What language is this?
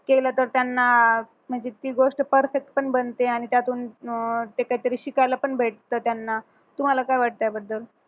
Marathi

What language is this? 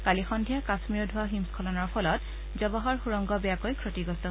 Assamese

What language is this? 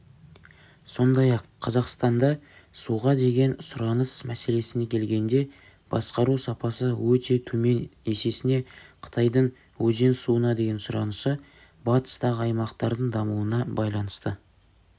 Kazakh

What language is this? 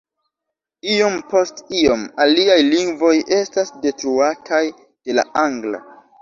Esperanto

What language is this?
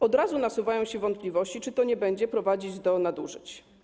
Polish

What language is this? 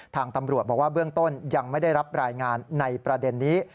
Thai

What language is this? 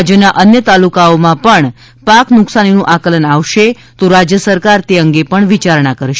Gujarati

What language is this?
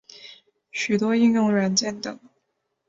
Chinese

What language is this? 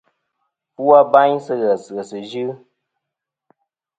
Kom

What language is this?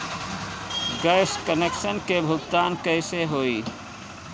Bhojpuri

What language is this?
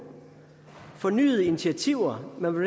Danish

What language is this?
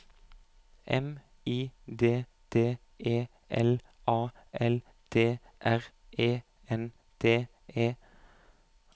Norwegian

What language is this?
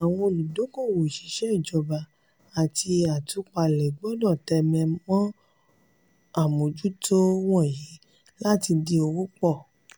Yoruba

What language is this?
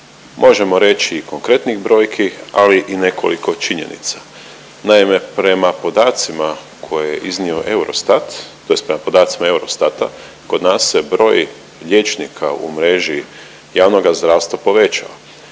Croatian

